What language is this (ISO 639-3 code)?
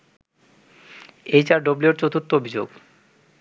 ben